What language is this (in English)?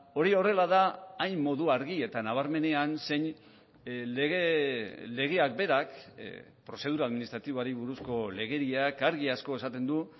Basque